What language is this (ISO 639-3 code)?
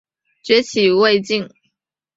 zho